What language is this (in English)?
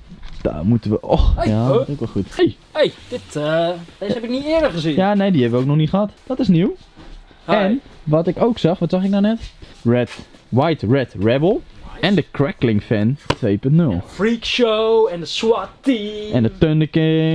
Dutch